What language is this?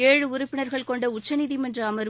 Tamil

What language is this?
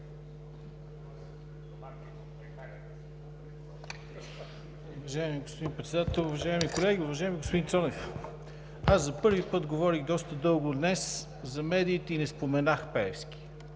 Bulgarian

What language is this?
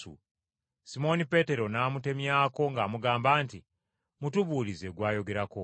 Ganda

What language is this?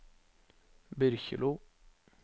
Norwegian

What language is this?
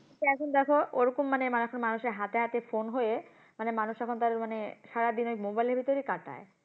Bangla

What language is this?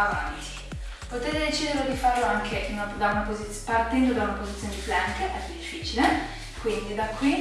Italian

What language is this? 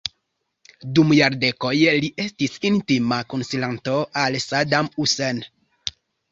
Esperanto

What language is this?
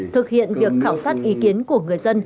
Vietnamese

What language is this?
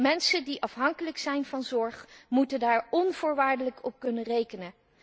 Dutch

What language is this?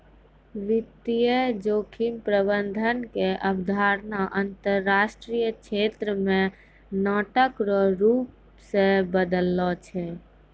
Maithili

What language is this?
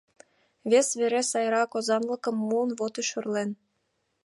Mari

